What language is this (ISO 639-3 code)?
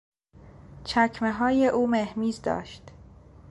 fas